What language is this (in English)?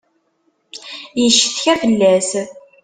Kabyle